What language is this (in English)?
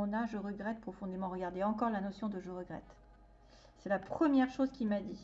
French